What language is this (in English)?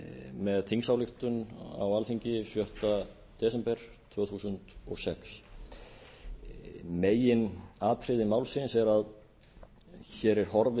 Icelandic